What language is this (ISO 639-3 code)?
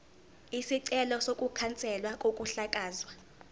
zul